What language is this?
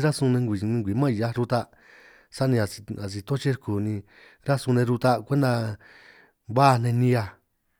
San Martín Itunyoso Triqui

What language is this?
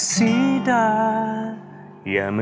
Thai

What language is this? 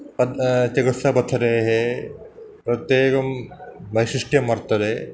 Sanskrit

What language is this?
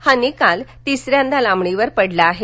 Marathi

